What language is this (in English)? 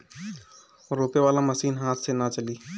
Bhojpuri